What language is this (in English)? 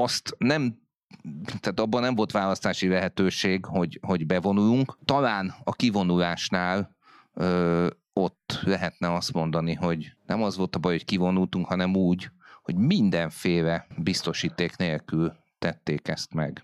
Hungarian